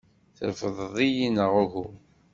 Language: Kabyle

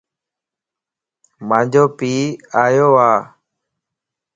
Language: Lasi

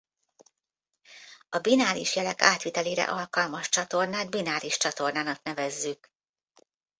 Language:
Hungarian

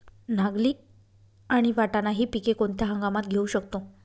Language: Marathi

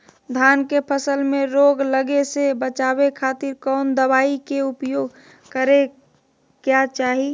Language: Magahi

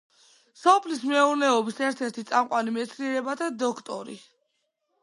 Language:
Georgian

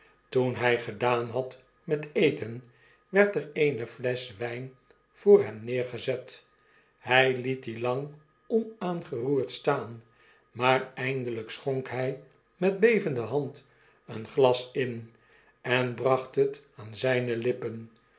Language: Dutch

